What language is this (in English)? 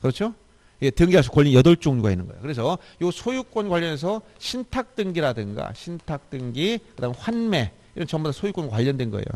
Korean